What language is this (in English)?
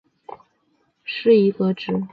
Chinese